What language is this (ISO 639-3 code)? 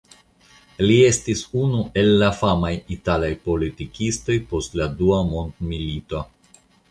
epo